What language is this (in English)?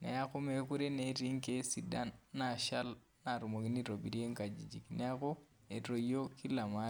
Masai